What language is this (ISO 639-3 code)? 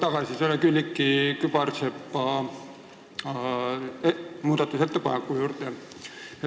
est